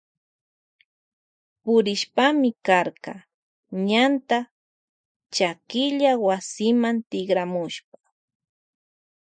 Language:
Loja Highland Quichua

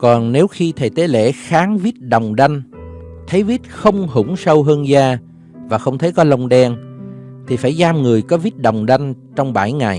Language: Vietnamese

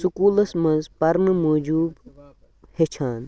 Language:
Kashmiri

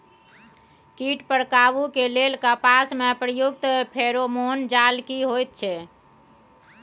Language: Maithili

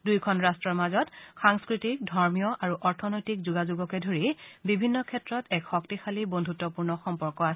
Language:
Assamese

